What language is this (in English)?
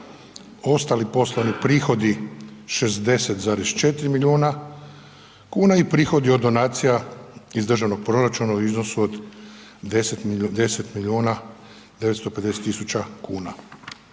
Croatian